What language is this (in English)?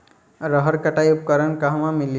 Bhojpuri